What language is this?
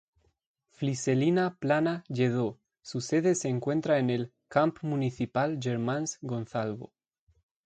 Spanish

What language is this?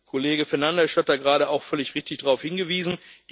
German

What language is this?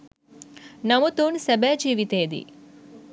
Sinhala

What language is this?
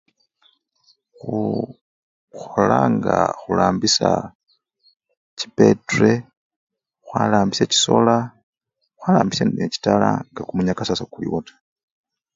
Luyia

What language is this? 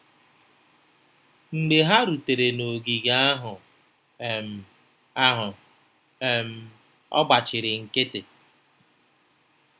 Igbo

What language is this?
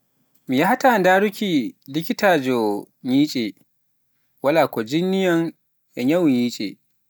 Pular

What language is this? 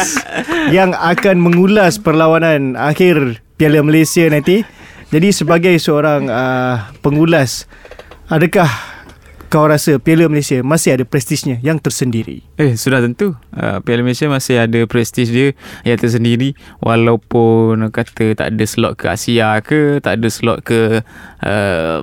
Malay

